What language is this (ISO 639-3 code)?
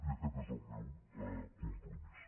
cat